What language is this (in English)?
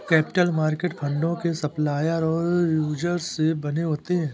Hindi